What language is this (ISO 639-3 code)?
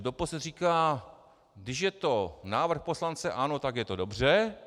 ces